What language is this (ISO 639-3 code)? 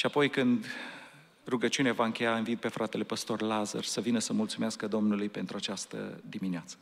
ron